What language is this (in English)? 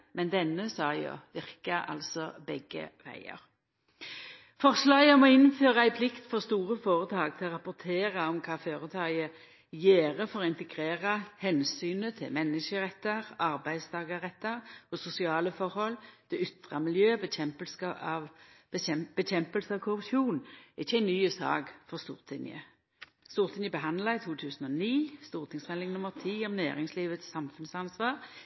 Norwegian Nynorsk